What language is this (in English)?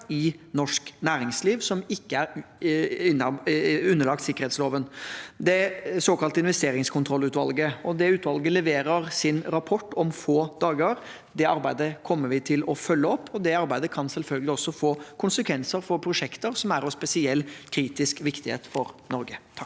Norwegian